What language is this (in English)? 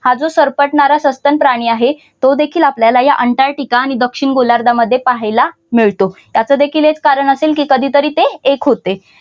Marathi